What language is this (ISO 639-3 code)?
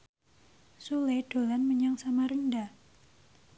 jav